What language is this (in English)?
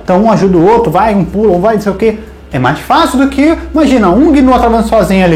Portuguese